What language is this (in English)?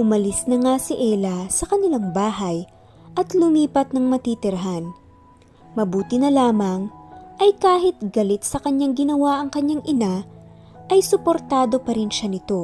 Filipino